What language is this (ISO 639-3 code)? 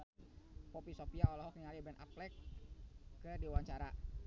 sun